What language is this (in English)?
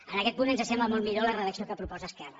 Catalan